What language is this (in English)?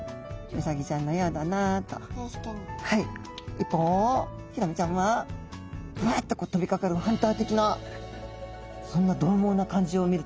Japanese